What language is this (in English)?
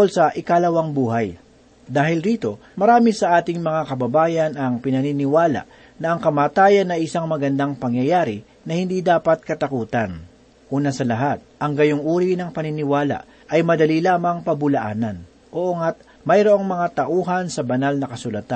Filipino